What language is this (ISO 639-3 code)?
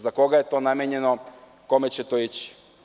srp